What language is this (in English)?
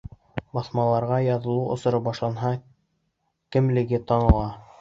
Bashkir